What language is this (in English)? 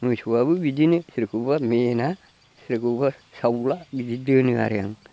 Bodo